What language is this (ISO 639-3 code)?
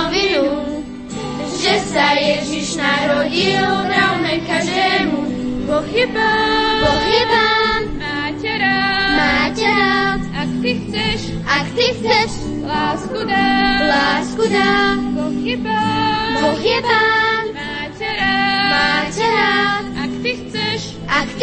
slk